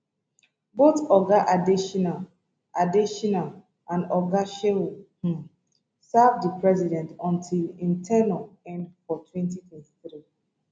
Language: Nigerian Pidgin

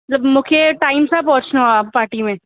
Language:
Sindhi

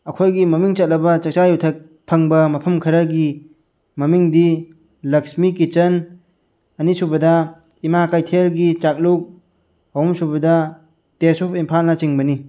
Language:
Manipuri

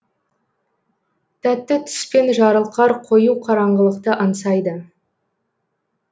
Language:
Kazakh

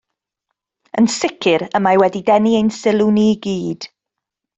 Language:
Welsh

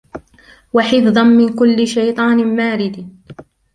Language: Arabic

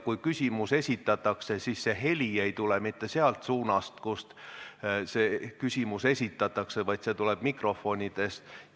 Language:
Estonian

